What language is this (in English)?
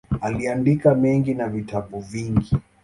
Swahili